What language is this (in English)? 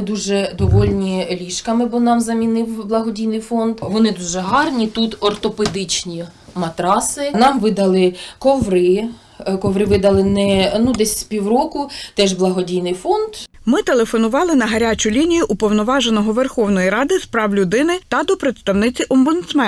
Ukrainian